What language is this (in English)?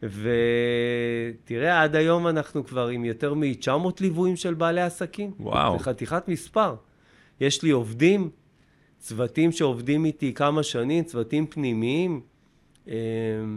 Hebrew